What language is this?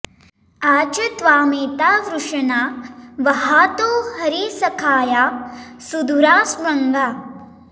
Sanskrit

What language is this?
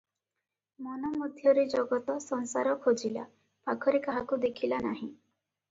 Odia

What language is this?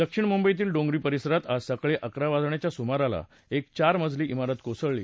Marathi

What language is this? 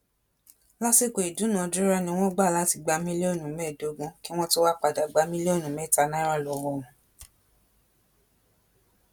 Yoruba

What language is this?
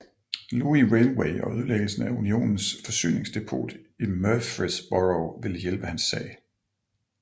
Danish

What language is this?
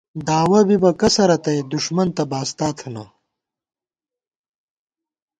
Gawar-Bati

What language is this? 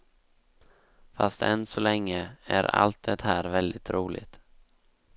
Swedish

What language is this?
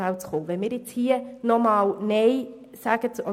Swiss German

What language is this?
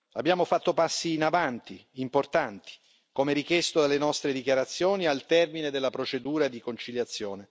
Italian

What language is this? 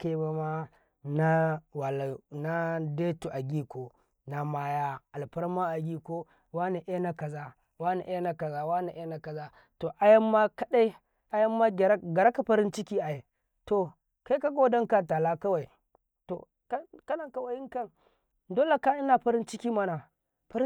Karekare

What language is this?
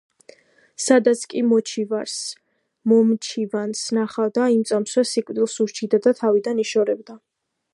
Georgian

